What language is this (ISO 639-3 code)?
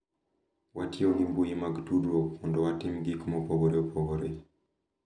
luo